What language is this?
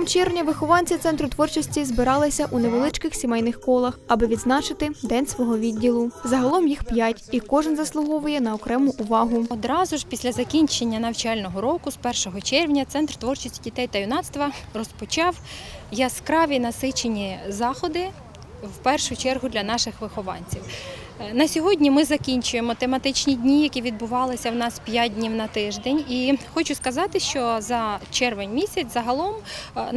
Ukrainian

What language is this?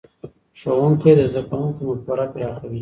Pashto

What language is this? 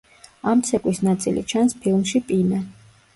Georgian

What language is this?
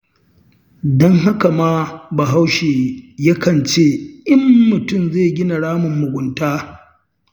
Hausa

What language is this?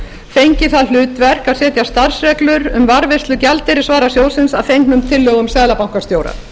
Icelandic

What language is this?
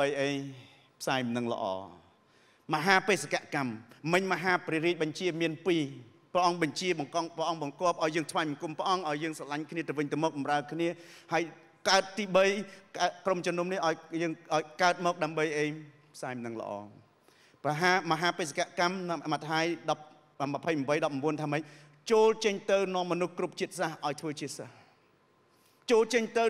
Thai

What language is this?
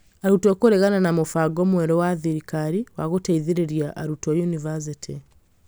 Kikuyu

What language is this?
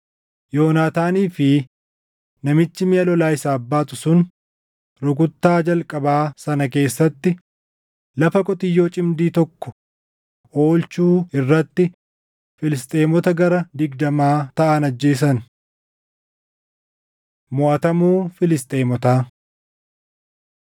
Oromo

